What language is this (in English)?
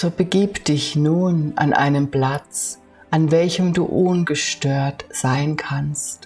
German